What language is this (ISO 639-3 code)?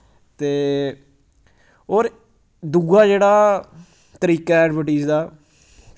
doi